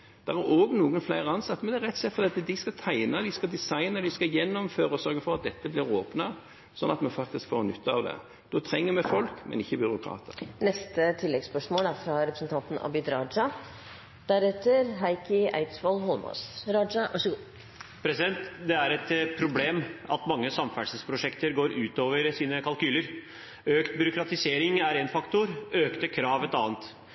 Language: Norwegian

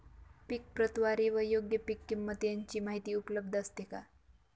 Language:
Marathi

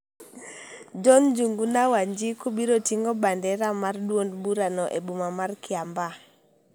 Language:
Luo (Kenya and Tanzania)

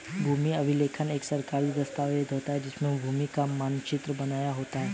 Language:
Hindi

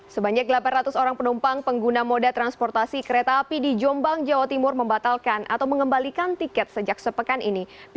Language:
Indonesian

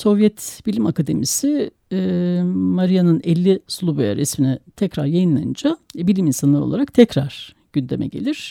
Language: Turkish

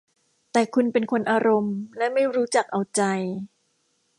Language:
Thai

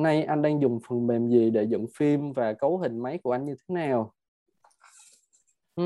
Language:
Vietnamese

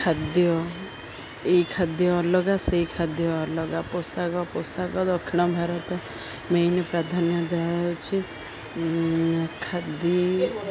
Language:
Odia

